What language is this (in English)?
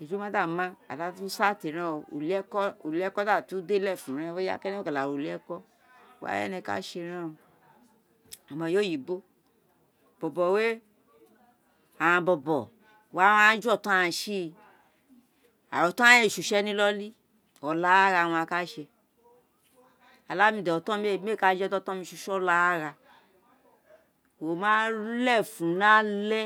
Isekiri